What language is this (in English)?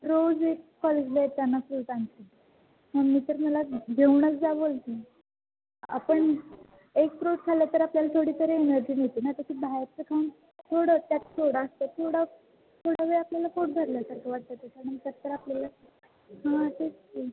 Marathi